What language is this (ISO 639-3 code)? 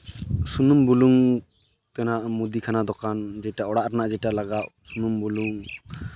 sat